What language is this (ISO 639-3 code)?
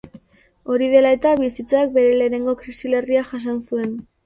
eus